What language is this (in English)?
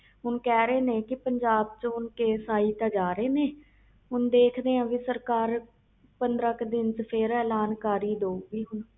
Punjabi